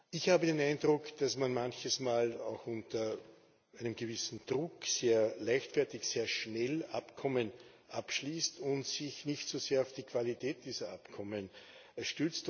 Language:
German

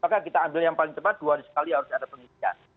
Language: Indonesian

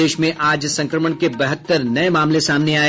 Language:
Hindi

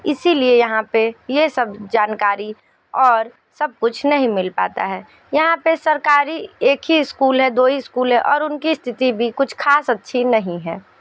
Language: Hindi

